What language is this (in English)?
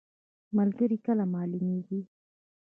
Pashto